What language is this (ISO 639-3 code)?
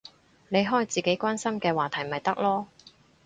yue